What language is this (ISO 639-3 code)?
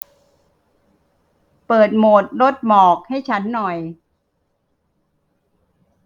tha